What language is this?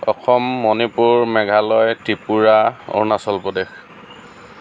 Assamese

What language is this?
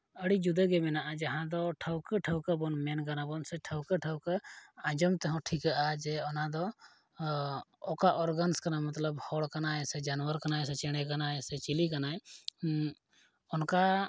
Santali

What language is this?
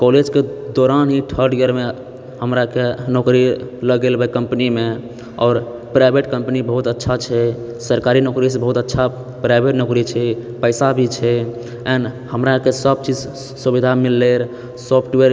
Maithili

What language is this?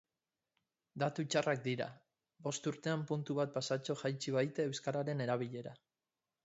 Basque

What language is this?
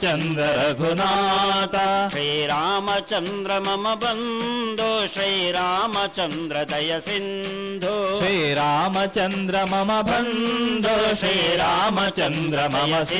Kannada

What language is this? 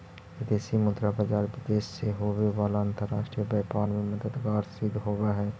Magahi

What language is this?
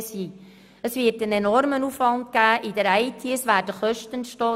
Swiss German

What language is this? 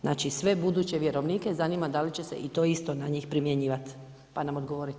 Croatian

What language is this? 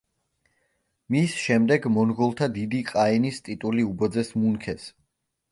Georgian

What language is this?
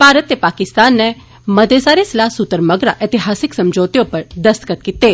Dogri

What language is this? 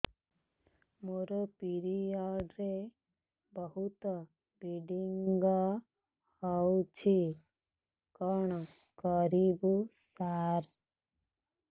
Odia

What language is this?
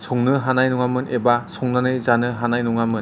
Bodo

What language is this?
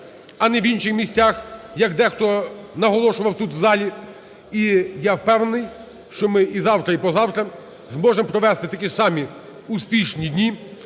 Ukrainian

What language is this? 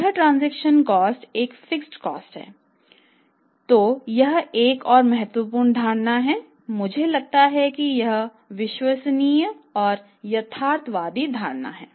Hindi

